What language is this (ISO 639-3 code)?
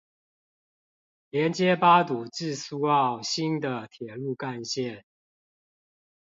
zho